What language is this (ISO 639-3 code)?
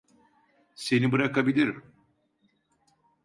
tur